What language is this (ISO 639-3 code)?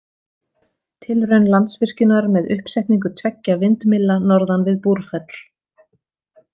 isl